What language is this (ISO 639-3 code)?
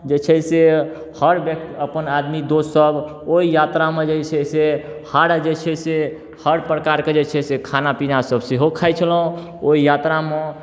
mai